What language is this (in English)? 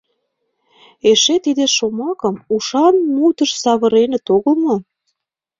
Mari